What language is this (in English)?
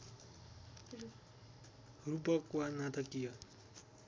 Nepali